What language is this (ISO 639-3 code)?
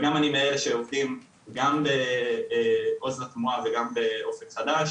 heb